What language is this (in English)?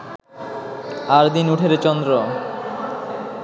Bangla